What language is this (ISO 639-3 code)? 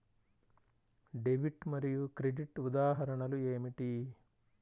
tel